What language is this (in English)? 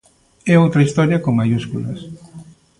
Galician